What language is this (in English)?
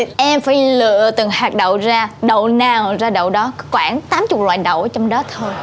Vietnamese